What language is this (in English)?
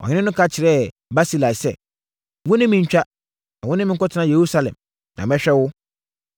Akan